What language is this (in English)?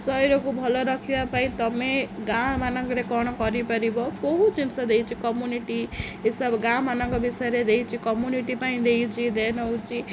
Odia